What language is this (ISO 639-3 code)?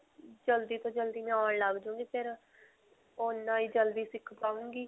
pan